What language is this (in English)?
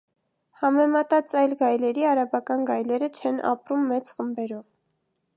Armenian